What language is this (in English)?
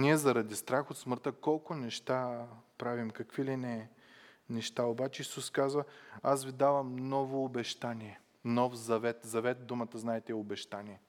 Bulgarian